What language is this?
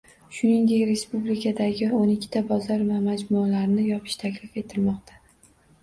Uzbek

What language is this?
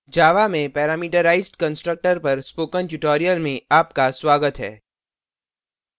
Hindi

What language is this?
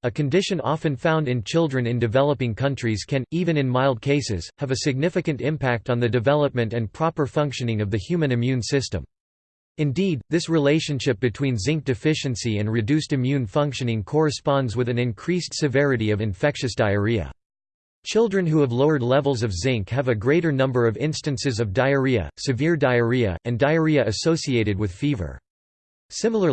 English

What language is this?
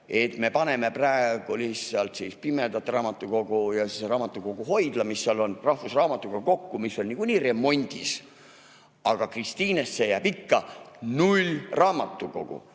Estonian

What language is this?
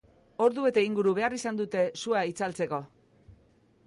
Basque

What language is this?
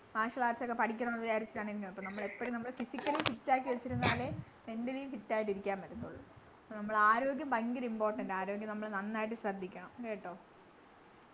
Malayalam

